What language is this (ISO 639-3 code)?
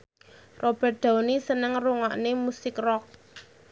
jav